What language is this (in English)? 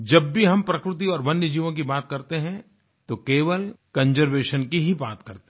Hindi